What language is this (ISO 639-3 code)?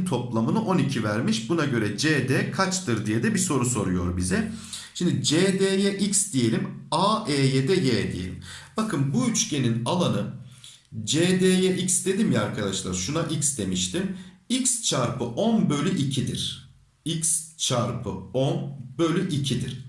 tur